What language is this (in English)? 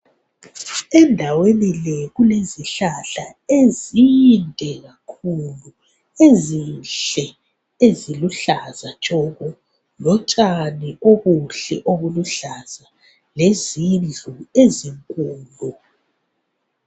North Ndebele